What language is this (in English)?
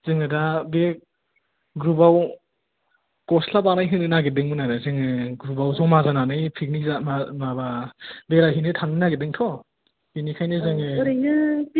Bodo